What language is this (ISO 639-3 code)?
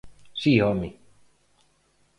glg